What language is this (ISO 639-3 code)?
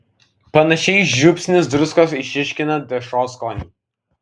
lit